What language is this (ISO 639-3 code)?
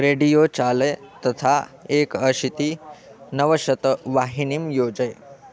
san